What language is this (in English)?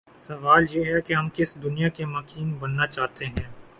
Urdu